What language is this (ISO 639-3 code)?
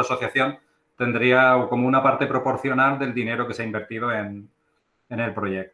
spa